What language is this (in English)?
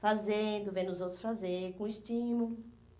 Portuguese